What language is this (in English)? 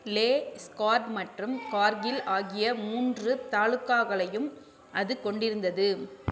Tamil